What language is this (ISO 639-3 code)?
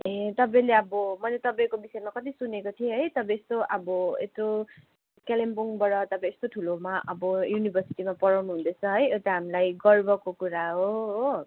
nep